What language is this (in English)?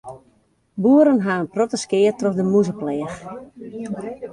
Western Frisian